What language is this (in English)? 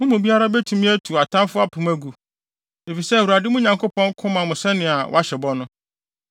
Akan